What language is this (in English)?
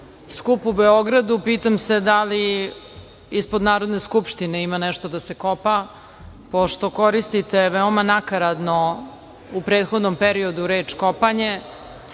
Serbian